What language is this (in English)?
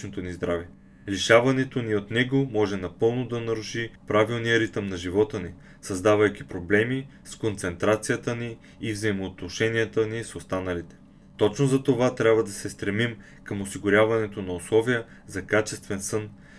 Bulgarian